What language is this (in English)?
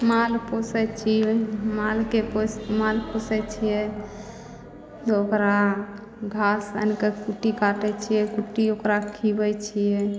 Maithili